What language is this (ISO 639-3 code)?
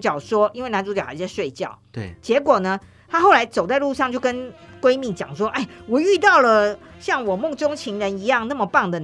zho